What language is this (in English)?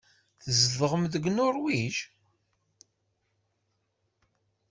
Kabyle